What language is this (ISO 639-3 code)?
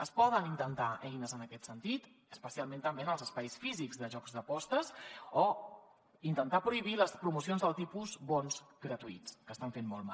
cat